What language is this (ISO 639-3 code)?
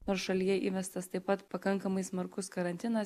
lit